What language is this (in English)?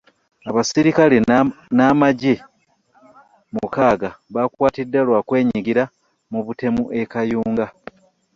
Ganda